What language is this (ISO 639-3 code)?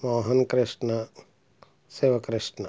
tel